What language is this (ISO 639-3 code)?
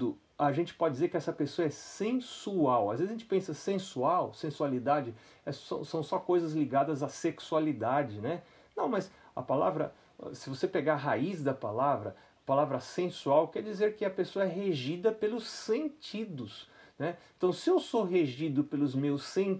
por